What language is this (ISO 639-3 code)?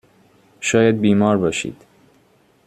fas